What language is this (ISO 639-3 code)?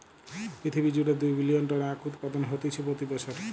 ben